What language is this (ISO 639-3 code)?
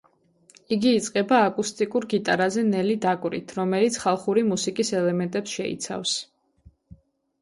kat